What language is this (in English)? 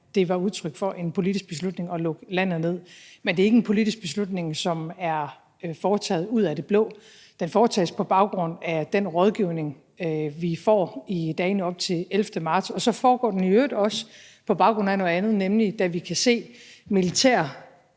Danish